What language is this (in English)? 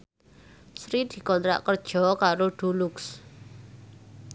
Javanese